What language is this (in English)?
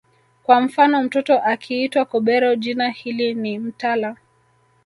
Swahili